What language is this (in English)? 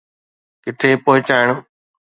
Sindhi